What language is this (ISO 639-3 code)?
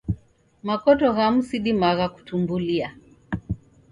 dav